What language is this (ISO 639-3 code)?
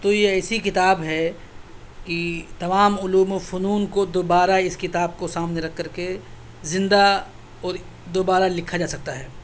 urd